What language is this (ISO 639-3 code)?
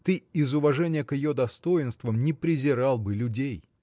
rus